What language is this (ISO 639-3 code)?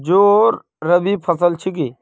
mag